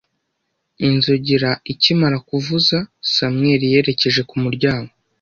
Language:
Kinyarwanda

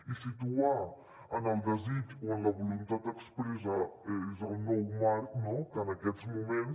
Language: Catalan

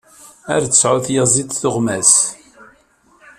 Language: Kabyle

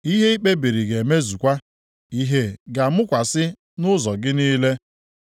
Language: Igbo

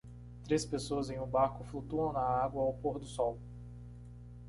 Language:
Portuguese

